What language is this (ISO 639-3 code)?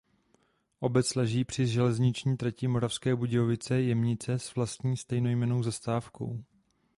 ces